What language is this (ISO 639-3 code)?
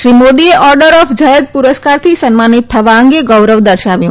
guj